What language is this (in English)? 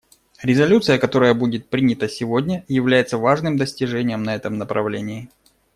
Russian